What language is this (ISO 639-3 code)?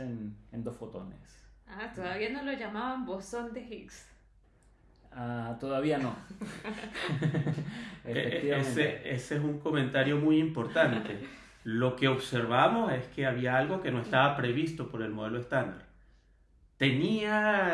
spa